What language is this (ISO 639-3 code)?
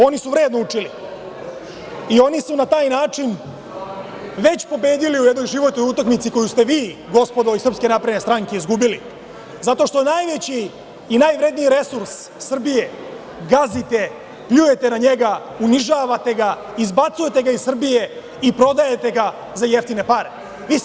srp